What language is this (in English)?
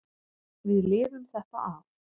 Icelandic